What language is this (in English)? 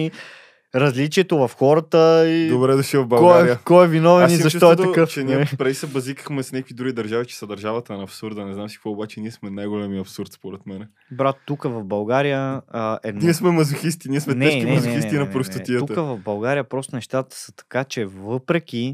Bulgarian